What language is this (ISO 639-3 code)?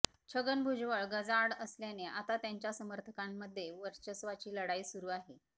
mar